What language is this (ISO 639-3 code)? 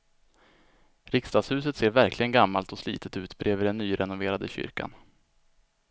swe